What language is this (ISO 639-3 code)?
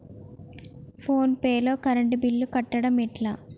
tel